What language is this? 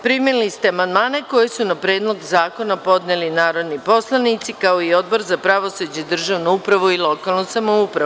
Serbian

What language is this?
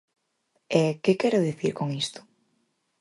Galician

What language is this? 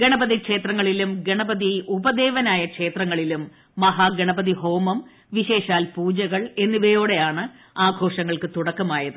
Malayalam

